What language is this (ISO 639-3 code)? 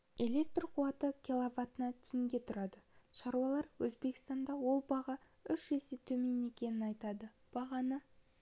kaz